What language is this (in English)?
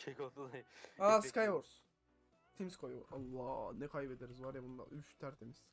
Turkish